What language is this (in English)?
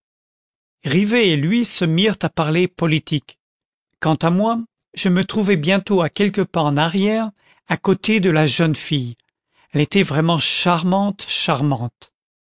French